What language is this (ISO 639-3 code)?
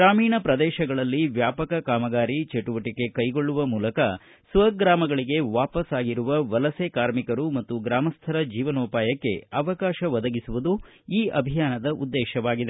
kan